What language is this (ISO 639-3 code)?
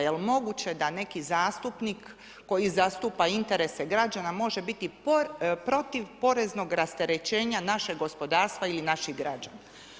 hrv